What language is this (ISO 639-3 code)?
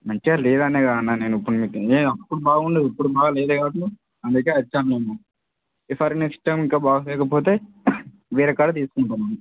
tel